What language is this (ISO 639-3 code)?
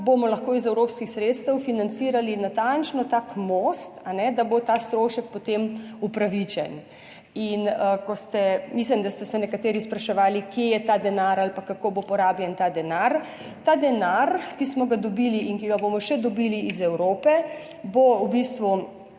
slv